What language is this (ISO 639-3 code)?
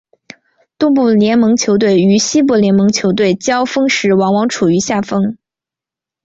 zho